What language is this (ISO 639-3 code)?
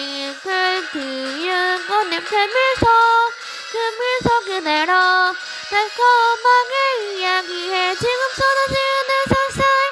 kor